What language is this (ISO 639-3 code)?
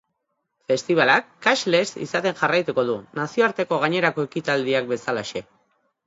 eus